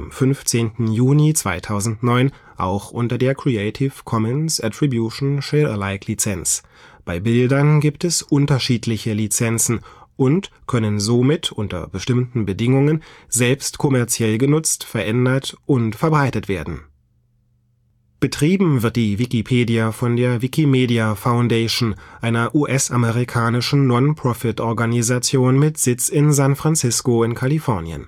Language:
German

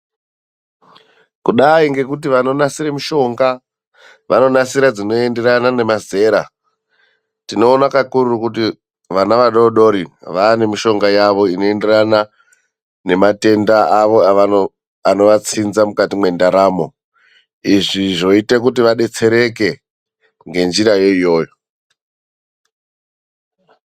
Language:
Ndau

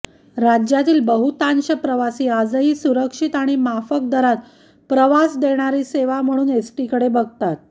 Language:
Marathi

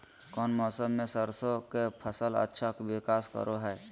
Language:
Magahi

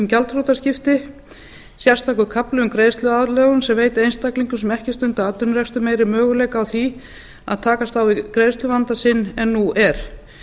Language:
Icelandic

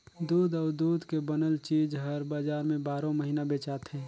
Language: Chhattisgarhi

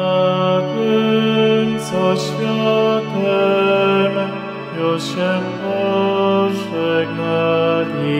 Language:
Polish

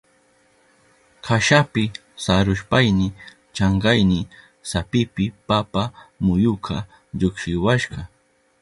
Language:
Southern Pastaza Quechua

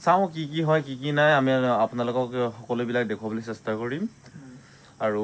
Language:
Indonesian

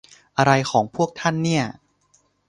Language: Thai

